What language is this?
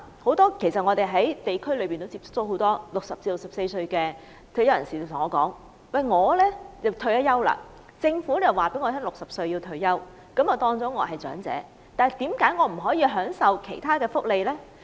Cantonese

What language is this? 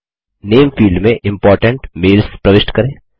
Hindi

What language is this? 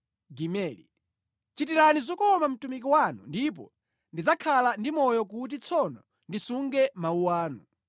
Nyanja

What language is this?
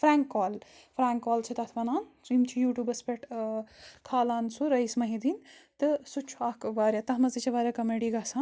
Kashmiri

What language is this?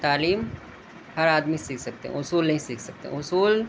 Urdu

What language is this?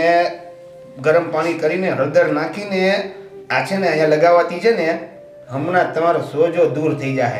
Gujarati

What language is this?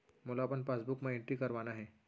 Chhattisgarhi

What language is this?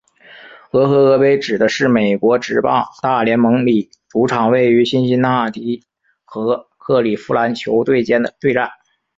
Chinese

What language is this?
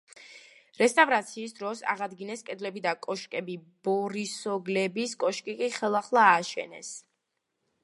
Georgian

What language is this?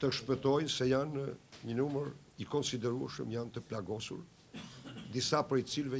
Greek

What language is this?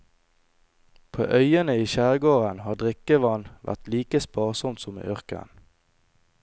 Norwegian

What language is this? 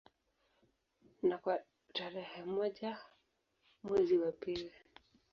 Swahili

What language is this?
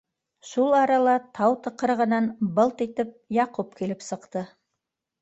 Bashkir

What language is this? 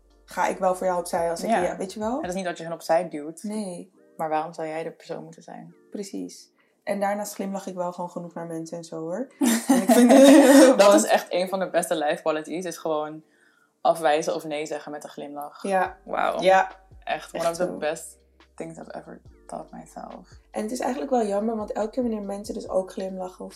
Dutch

